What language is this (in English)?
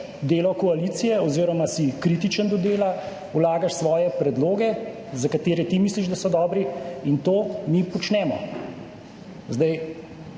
Slovenian